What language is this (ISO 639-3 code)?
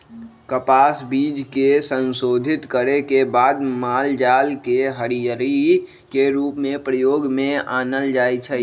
mag